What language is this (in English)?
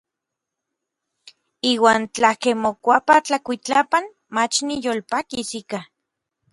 Orizaba Nahuatl